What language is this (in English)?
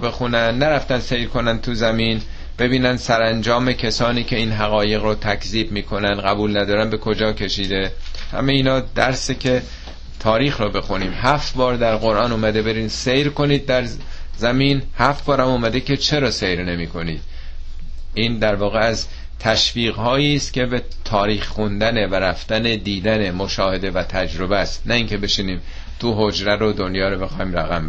Persian